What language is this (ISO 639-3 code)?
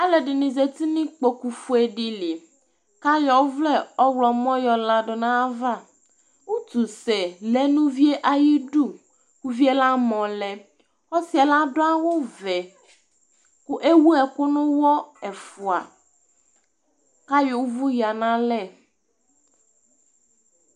kpo